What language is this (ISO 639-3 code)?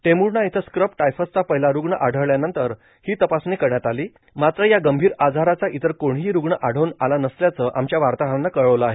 mar